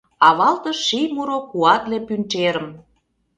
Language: Mari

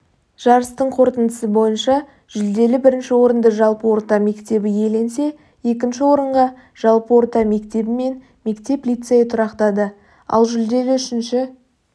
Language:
Kazakh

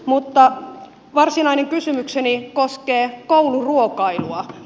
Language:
Finnish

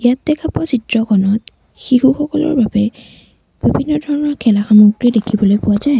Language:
Assamese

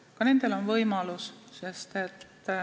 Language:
Estonian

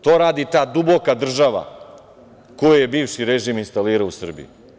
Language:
Serbian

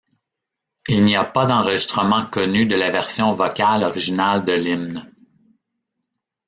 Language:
French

